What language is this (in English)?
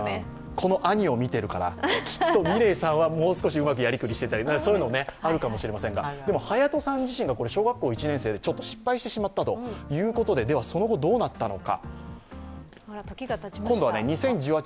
Japanese